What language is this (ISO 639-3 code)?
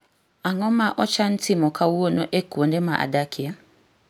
luo